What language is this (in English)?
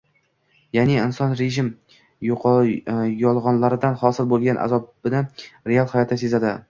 Uzbek